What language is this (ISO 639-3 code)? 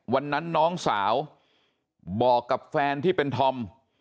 tha